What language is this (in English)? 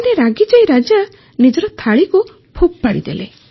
Odia